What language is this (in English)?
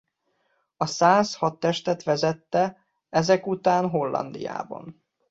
Hungarian